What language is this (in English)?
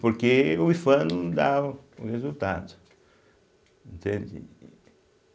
Portuguese